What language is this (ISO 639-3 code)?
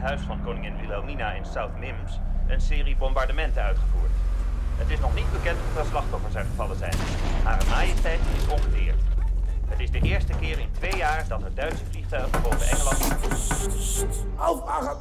nld